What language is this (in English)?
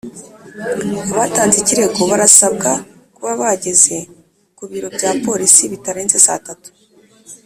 Kinyarwanda